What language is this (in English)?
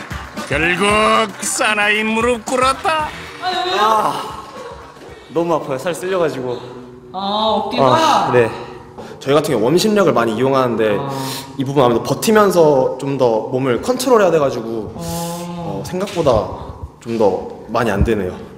Korean